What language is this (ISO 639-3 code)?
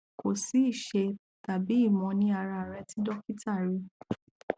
yor